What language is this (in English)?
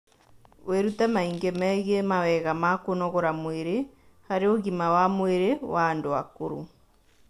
Kikuyu